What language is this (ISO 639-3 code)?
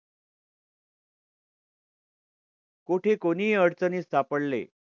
mar